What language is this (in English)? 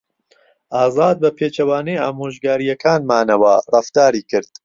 Central Kurdish